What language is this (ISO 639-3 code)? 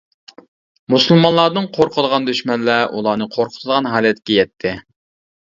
uig